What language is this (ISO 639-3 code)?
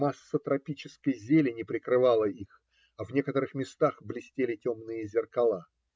rus